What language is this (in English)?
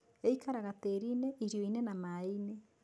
Kikuyu